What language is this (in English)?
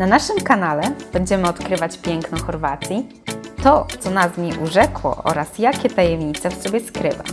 Polish